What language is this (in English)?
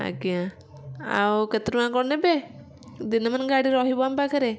Odia